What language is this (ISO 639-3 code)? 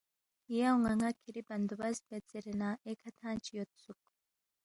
bft